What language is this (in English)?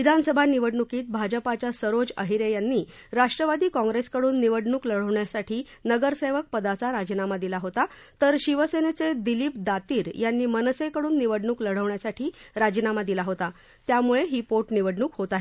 Marathi